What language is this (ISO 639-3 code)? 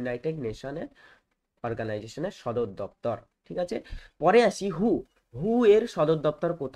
hin